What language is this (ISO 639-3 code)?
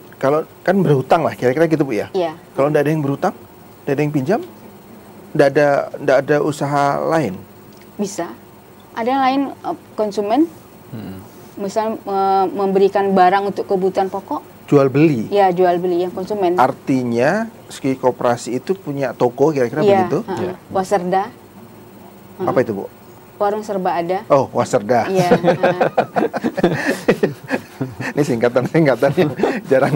ind